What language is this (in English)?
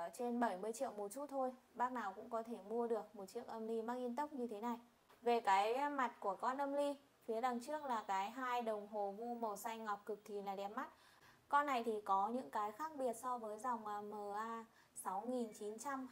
Vietnamese